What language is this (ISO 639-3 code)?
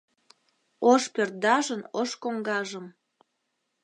chm